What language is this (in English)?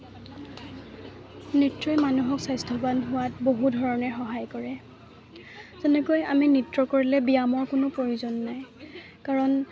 Assamese